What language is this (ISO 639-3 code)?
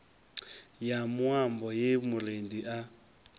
ven